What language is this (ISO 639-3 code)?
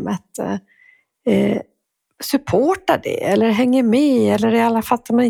swe